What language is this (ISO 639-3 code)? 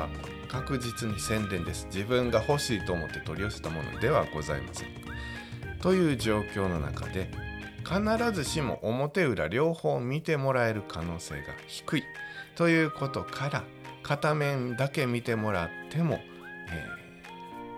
jpn